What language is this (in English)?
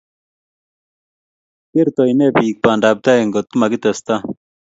Kalenjin